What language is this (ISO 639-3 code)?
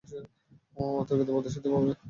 ben